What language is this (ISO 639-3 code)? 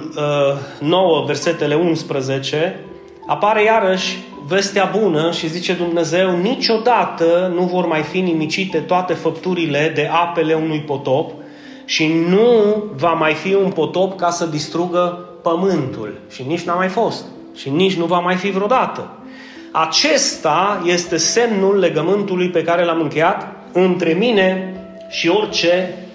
ron